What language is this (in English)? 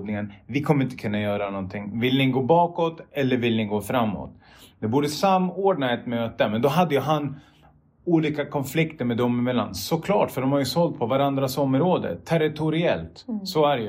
Swedish